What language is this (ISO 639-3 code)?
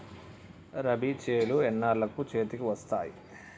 tel